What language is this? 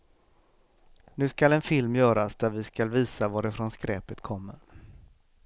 Swedish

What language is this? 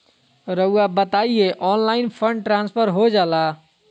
Magahi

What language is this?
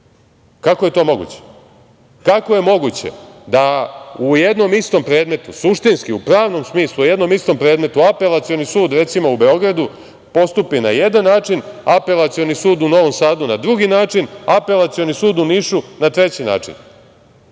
Serbian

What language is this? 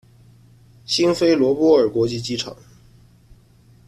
Chinese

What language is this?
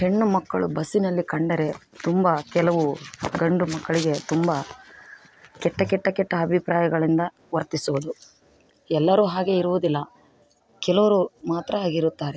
Kannada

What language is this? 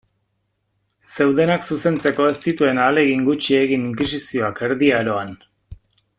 Basque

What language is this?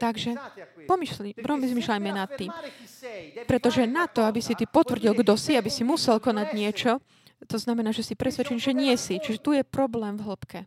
Slovak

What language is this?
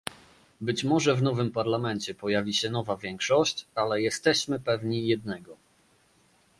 Polish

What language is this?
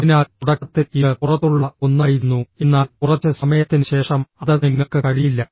Malayalam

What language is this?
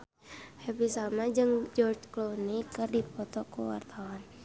Sundanese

